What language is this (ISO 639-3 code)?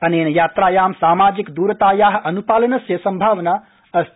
san